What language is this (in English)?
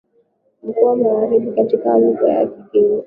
Swahili